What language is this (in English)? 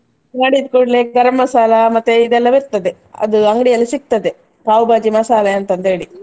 Kannada